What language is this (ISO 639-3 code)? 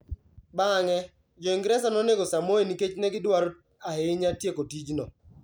luo